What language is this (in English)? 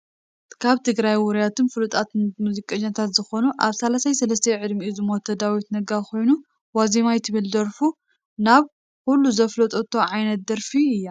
Tigrinya